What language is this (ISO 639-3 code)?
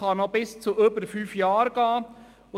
gsw